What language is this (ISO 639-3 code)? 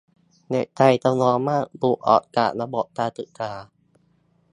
tha